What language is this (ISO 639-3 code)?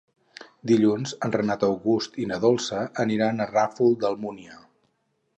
cat